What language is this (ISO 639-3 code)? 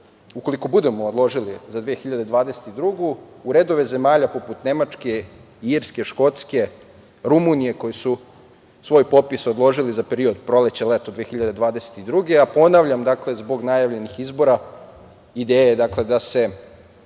srp